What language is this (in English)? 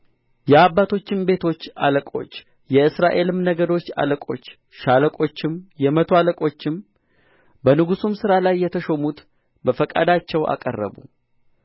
Amharic